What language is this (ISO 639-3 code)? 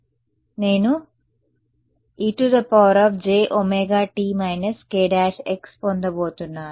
tel